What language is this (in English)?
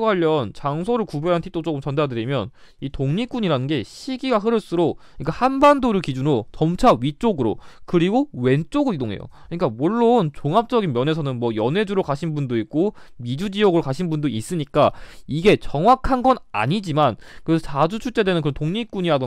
Korean